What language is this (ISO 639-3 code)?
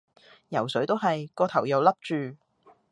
yue